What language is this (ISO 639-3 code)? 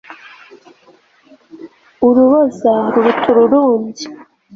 kin